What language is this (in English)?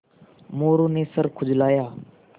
Hindi